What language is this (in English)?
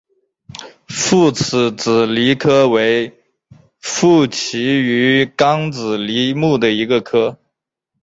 Chinese